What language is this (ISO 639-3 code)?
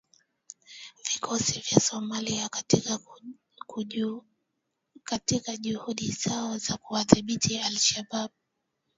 swa